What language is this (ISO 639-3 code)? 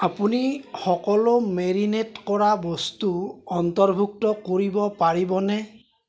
asm